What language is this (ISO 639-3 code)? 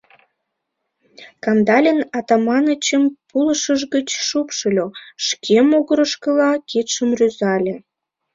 chm